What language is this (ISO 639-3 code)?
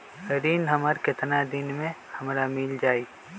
mag